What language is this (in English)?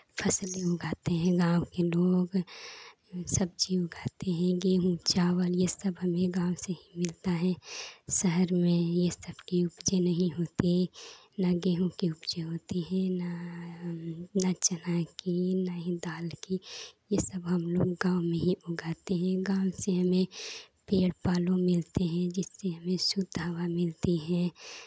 Hindi